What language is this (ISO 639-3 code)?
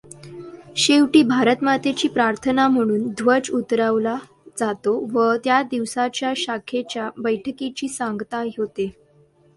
mar